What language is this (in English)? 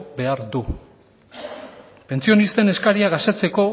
Basque